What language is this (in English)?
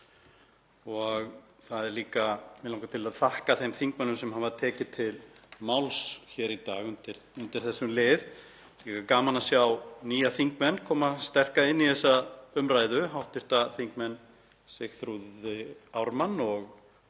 Icelandic